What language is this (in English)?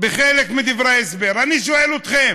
Hebrew